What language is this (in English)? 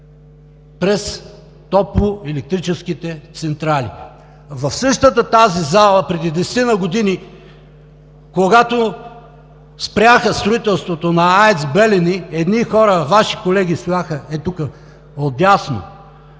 Bulgarian